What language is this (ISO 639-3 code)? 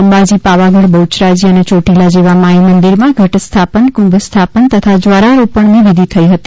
guj